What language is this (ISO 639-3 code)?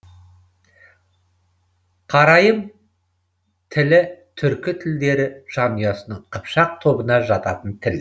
kaz